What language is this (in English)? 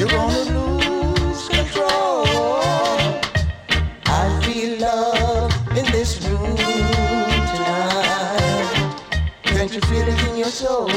English